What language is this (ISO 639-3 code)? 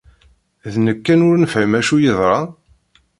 kab